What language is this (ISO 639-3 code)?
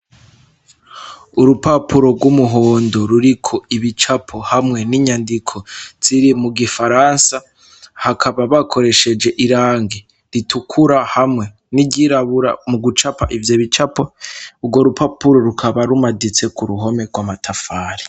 run